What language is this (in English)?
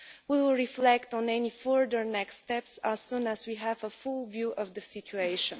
English